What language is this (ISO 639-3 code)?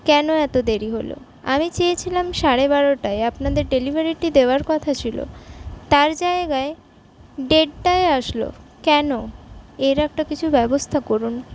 ben